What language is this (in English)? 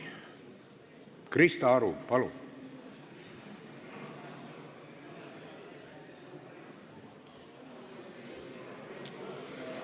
Estonian